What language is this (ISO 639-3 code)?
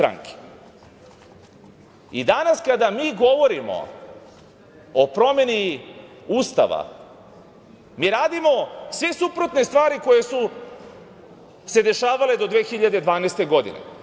srp